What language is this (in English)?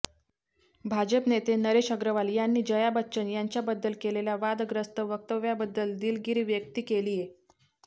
Marathi